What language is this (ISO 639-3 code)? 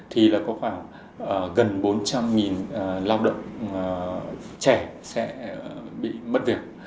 vie